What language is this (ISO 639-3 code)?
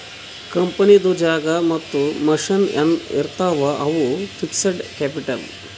kan